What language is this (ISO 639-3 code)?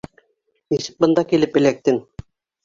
bak